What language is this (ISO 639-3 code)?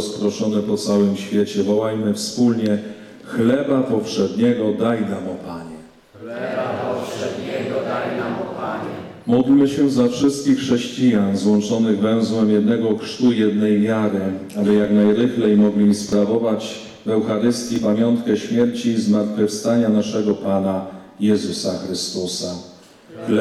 pol